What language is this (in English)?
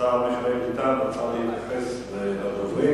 Hebrew